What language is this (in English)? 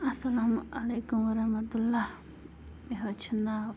Kashmiri